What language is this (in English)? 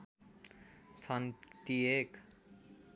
Nepali